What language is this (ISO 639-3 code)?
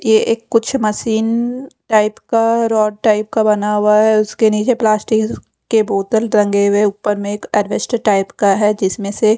hin